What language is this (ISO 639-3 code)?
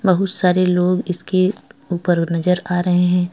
hin